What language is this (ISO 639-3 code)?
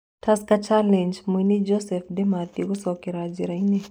kik